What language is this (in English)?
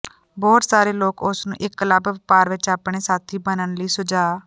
Punjabi